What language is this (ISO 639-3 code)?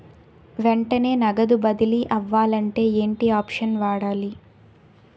tel